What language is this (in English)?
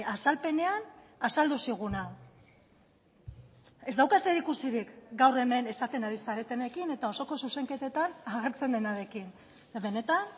Basque